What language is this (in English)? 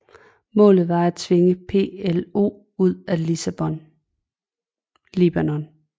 Danish